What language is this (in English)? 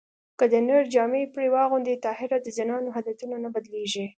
Pashto